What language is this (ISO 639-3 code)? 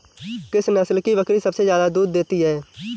hin